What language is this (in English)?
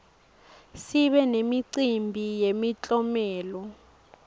Swati